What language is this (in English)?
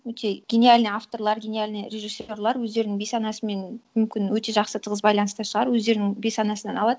Kazakh